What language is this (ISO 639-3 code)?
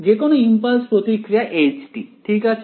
ben